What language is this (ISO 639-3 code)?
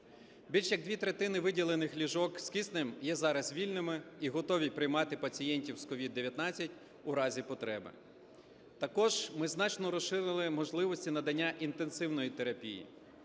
ukr